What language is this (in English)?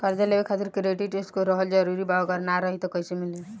Bhojpuri